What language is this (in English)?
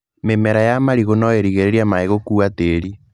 Kikuyu